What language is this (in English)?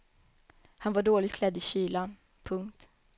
Swedish